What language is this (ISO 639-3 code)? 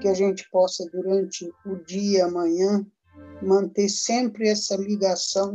por